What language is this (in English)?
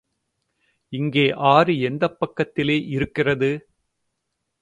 Tamil